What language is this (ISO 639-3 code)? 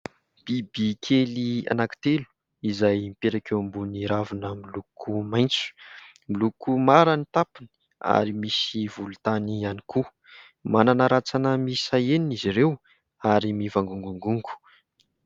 mlg